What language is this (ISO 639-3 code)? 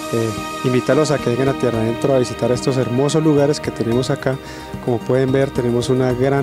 spa